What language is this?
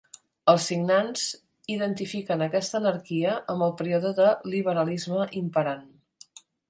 Catalan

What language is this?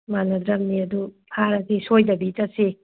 Manipuri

